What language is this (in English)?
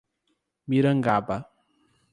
Portuguese